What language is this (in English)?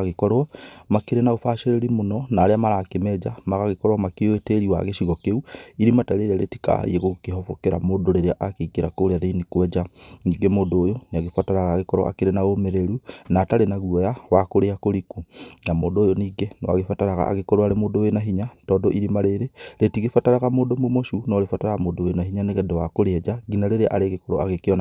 Kikuyu